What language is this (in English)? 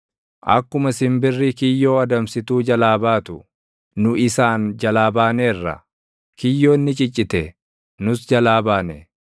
Oromo